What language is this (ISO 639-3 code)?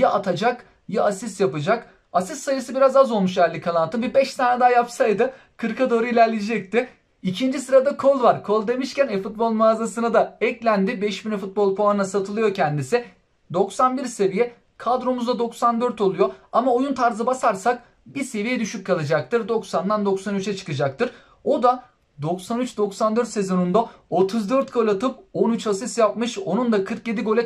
tur